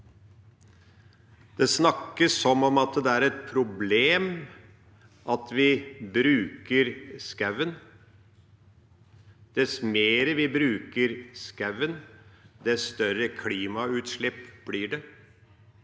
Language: Norwegian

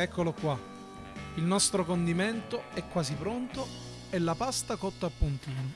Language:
Italian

